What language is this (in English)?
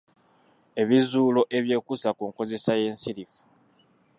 Ganda